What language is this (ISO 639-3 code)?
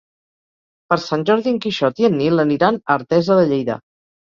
cat